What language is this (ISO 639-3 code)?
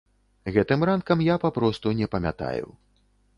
bel